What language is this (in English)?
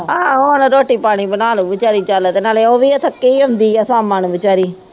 Punjabi